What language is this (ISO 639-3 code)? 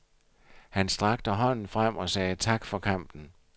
dan